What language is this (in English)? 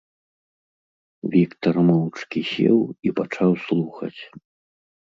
Belarusian